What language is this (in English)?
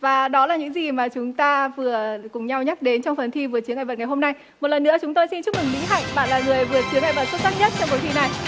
Vietnamese